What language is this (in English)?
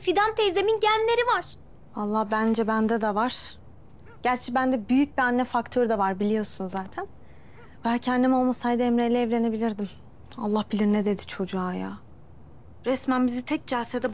Turkish